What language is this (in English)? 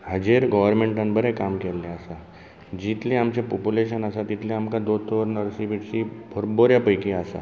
Konkani